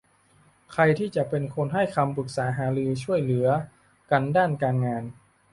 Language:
Thai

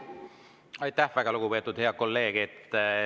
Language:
Estonian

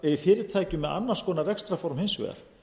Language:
Icelandic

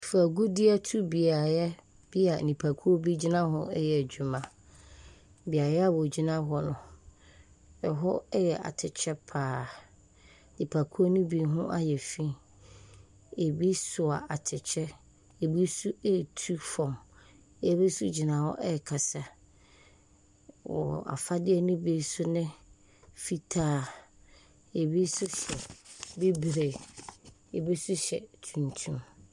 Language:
Akan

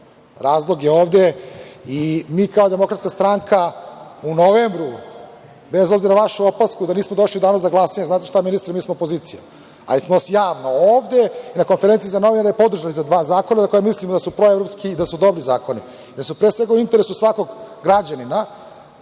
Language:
Serbian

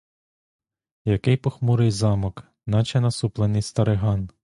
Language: Ukrainian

